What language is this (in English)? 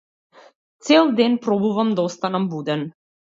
Macedonian